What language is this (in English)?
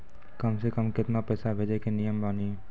Maithili